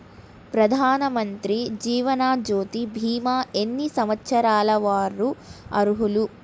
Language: Telugu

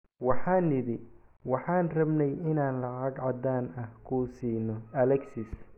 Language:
Somali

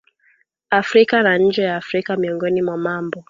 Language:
Swahili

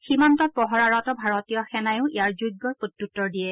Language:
Assamese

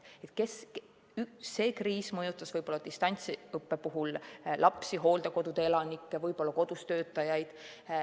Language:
Estonian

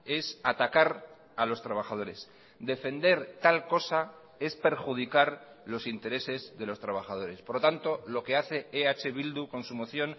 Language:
Spanish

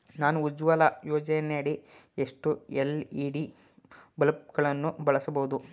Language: Kannada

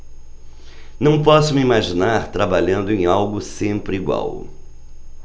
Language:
Portuguese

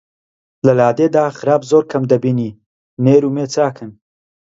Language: Central Kurdish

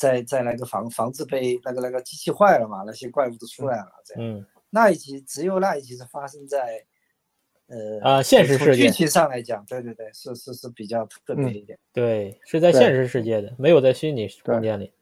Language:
Chinese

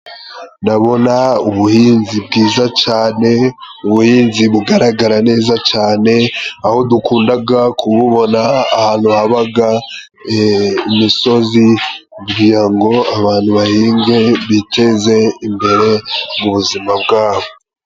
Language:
Kinyarwanda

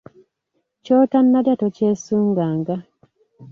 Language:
Ganda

